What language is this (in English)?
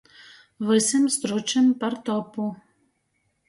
Latgalian